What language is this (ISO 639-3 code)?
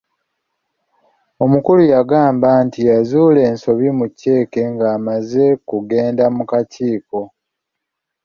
lug